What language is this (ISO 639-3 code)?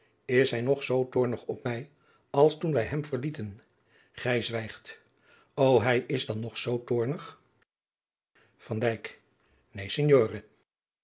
nld